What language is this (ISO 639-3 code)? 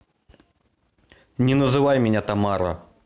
rus